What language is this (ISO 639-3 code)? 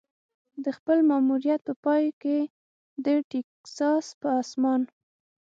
pus